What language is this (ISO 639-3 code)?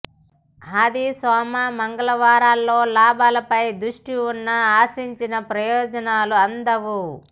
tel